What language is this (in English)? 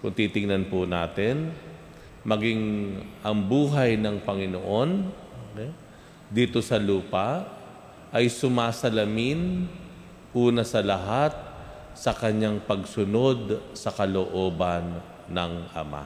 Filipino